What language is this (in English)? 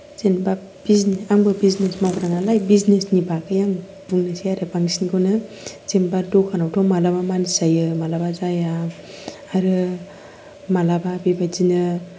Bodo